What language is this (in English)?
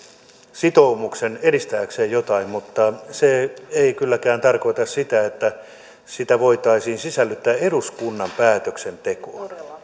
Finnish